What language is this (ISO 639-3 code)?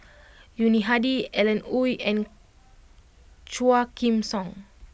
eng